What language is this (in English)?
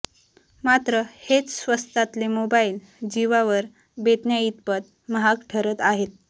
Marathi